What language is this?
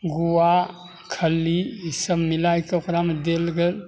Maithili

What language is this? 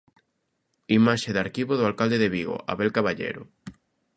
Galician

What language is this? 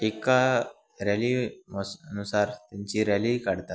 Marathi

